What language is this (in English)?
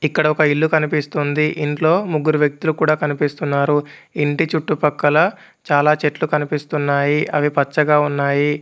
Telugu